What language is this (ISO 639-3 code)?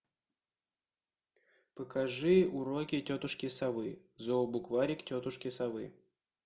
rus